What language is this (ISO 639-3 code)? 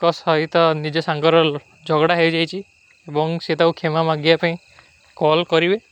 uki